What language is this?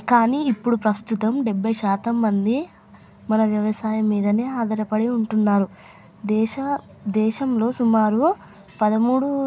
Telugu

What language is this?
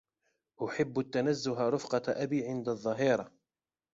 Arabic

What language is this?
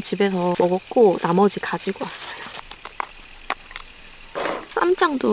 Korean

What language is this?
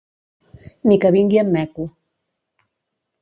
Catalan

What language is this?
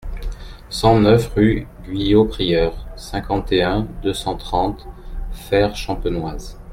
French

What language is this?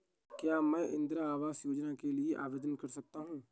Hindi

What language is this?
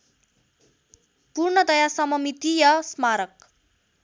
Nepali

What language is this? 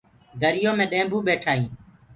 Gurgula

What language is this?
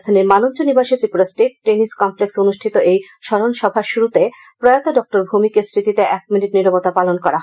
Bangla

